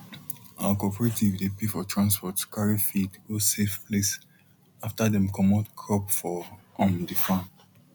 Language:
Nigerian Pidgin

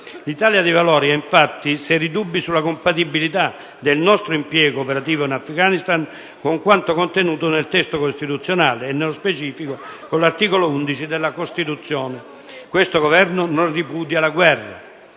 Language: Italian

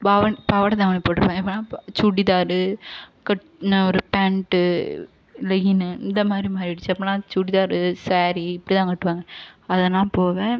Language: Tamil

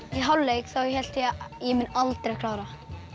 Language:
Icelandic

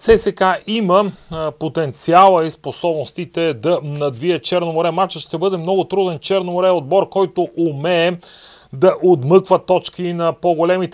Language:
Bulgarian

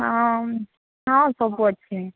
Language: Odia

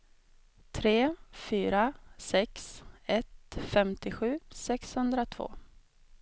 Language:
Swedish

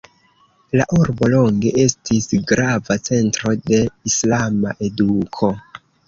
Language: Esperanto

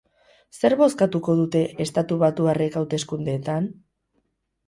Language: Basque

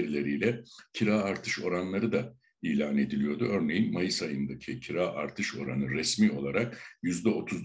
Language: Turkish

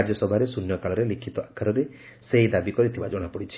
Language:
Odia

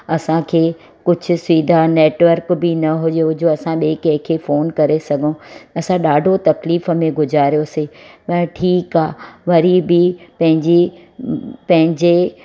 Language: Sindhi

